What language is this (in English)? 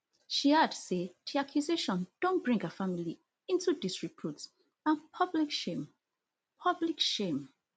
Nigerian Pidgin